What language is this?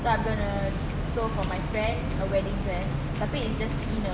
English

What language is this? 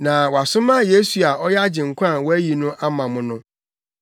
Akan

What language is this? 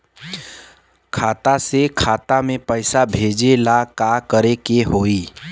Bhojpuri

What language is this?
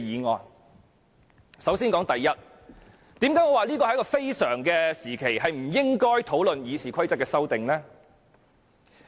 Cantonese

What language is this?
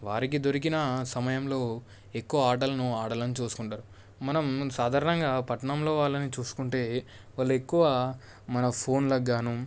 Telugu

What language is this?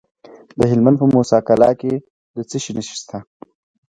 Pashto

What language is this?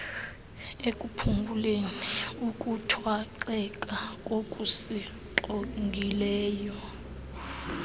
Xhosa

